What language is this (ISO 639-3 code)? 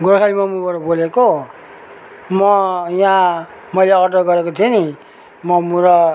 nep